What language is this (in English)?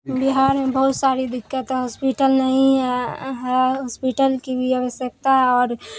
Urdu